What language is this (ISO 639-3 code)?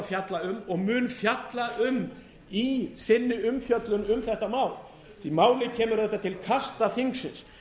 isl